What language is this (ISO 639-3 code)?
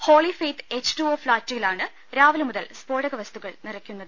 mal